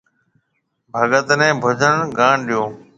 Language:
Marwari (Pakistan)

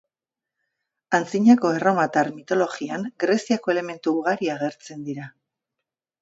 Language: Basque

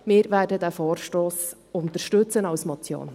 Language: Swiss German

